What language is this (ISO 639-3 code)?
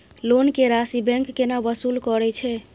mai